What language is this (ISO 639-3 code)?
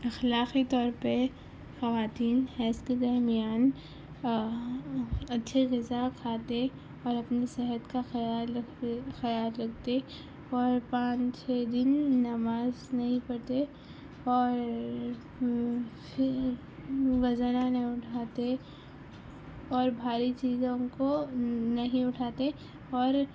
urd